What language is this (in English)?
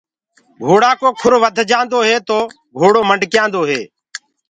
Gurgula